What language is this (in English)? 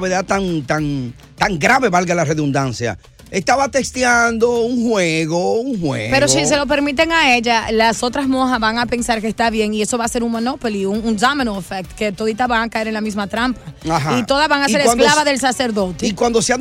Spanish